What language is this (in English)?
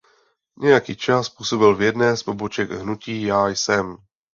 Czech